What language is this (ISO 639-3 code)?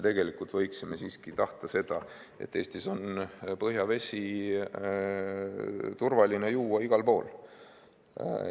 est